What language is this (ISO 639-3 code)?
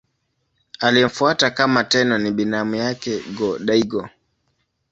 swa